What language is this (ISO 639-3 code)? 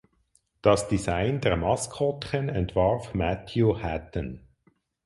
deu